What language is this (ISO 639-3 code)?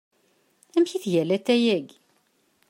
kab